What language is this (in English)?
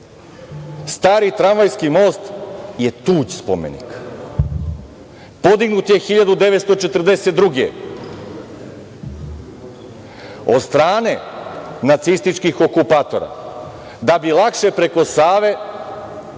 Serbian